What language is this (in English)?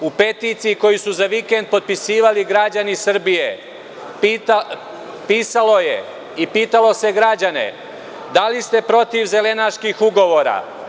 Serbian